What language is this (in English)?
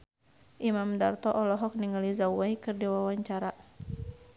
Sundanese